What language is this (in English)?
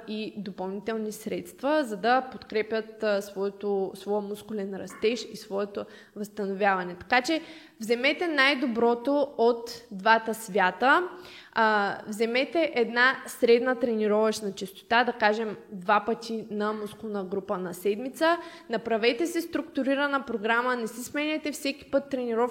Bulgarian